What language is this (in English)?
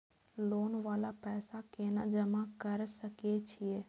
Maithili